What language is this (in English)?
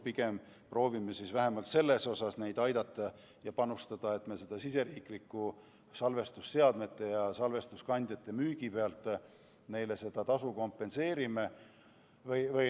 Estonian